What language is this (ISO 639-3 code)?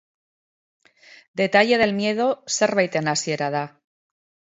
eus